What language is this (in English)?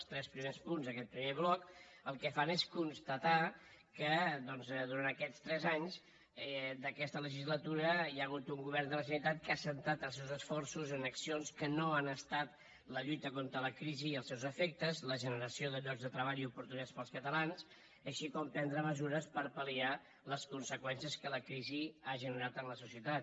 Catalan